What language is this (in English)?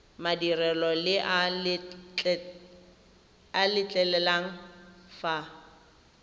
Tswana